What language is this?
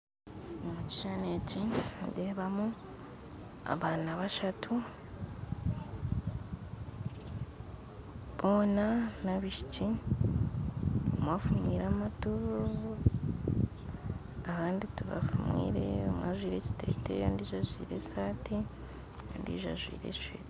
Nyankole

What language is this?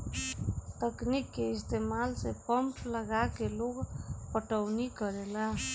Bhojpuri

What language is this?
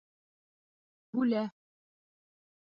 Bashkir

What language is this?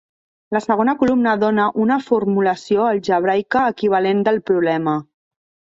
Catalan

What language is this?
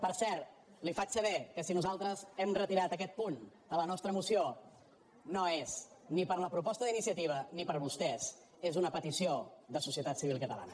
Catalan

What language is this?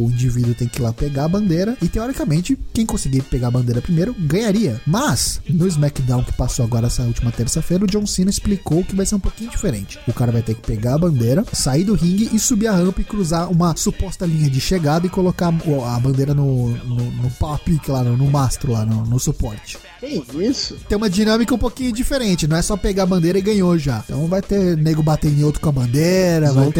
Portuguese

